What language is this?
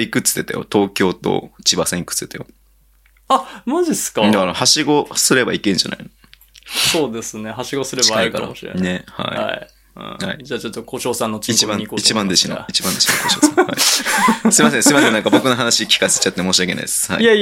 Japanese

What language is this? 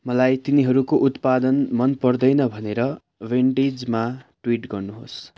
Nepali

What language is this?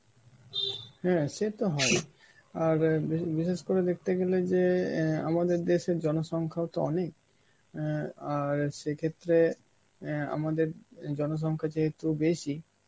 Bangla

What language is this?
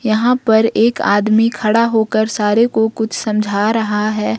Hindi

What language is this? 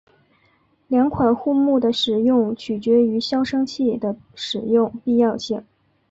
Chinese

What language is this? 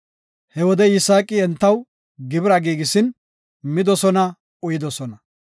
Gofa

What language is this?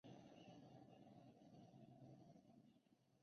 Chinese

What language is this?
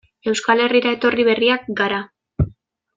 Basque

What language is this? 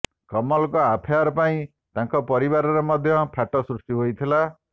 Odia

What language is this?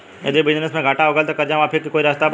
Bhojpuri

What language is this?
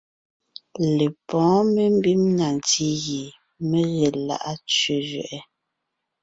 Ngiemboon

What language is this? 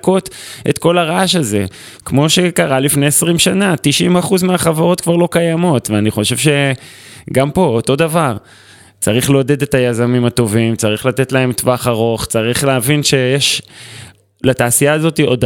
Hebrew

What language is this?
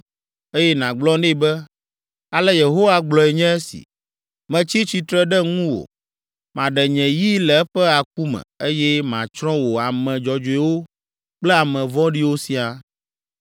Ewe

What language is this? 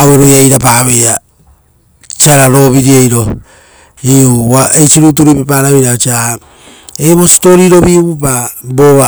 Rotokas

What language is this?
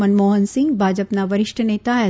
Gujarati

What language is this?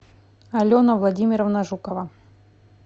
Russian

